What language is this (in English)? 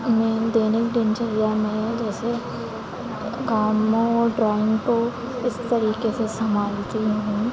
Hindi